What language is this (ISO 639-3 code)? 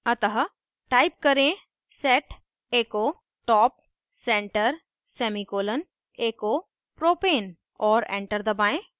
hin